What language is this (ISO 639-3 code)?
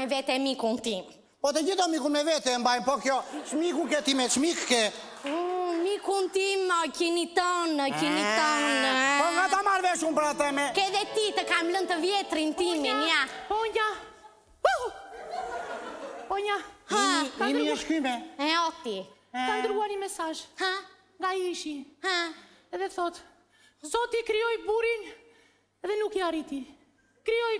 ell